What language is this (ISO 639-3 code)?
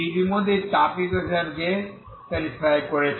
ben